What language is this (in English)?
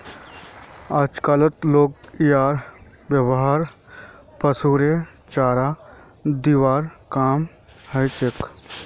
Magahi